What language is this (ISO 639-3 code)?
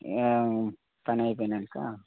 tel